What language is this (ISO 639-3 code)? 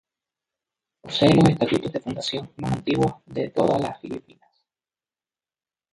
spa